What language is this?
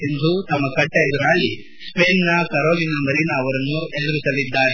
Kannada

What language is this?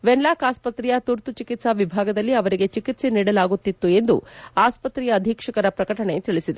Kannada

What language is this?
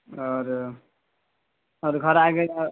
Urdu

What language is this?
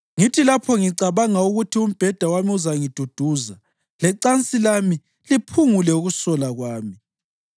North Ndebele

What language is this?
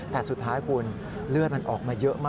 Thai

